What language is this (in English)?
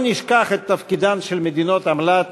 Hebrew